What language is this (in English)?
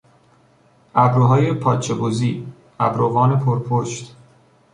Persian